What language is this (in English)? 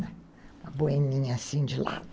Portuguese